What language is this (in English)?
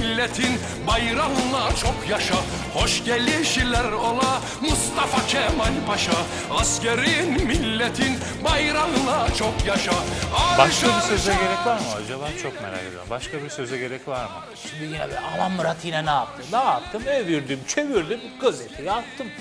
Turkish